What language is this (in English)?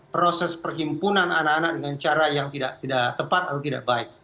Indonesian